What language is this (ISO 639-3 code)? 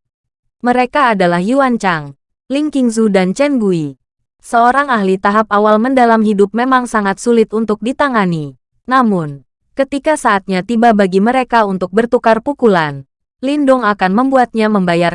ind